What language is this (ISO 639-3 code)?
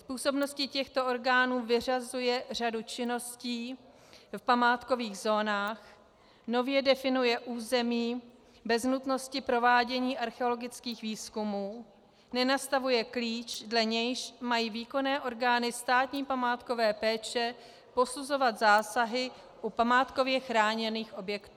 ces